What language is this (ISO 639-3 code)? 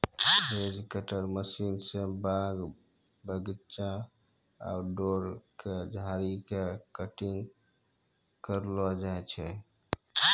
mai